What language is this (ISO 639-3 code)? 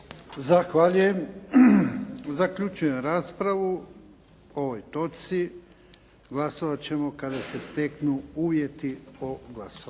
hrv